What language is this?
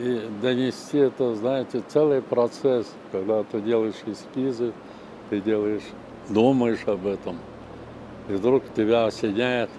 Russian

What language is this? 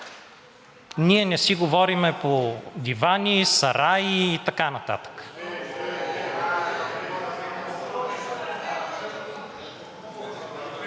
Bulgarian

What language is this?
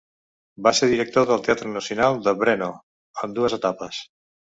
Catalan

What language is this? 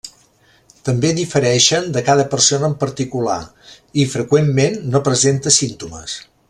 Catalan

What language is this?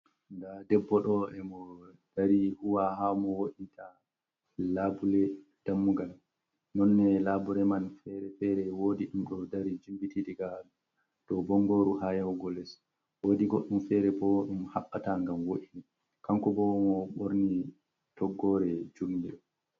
Fula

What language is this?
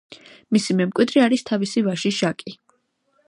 Georgian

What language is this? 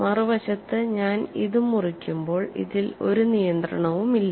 Malayalam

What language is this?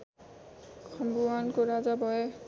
Nepali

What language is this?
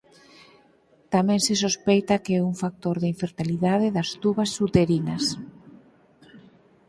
Galician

